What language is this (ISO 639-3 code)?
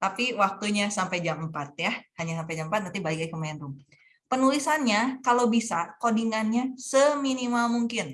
ind